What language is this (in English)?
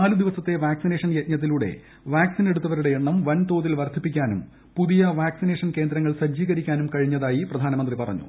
Malayalam